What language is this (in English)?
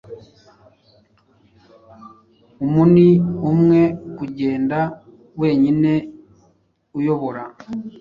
Kinyarwanda